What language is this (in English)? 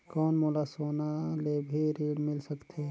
Chhattisgarhi